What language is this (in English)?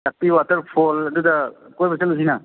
Manipuri